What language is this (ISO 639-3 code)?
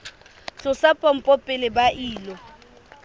sot